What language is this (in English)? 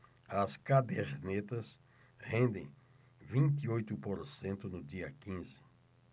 Portuguese